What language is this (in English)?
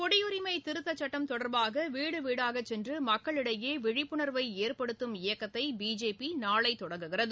Tamil